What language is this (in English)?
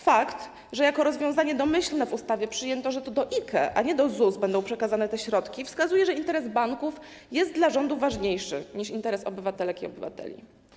Polish